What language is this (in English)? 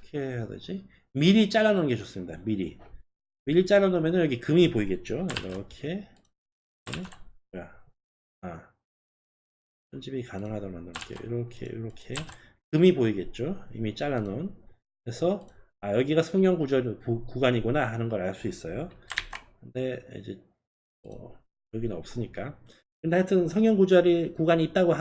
Korean